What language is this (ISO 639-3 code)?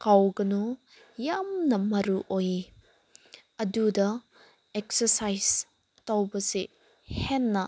mni